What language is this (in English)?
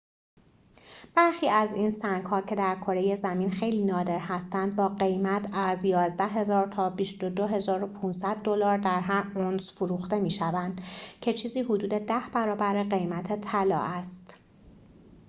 Persian